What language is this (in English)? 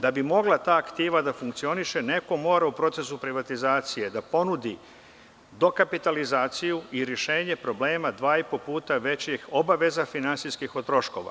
Serbian